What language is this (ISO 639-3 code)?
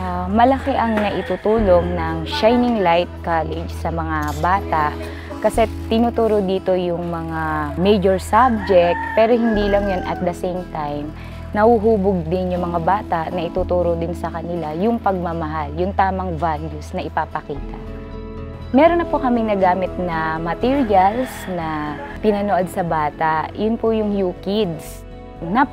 fil